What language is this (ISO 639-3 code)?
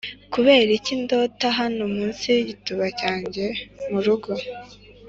kin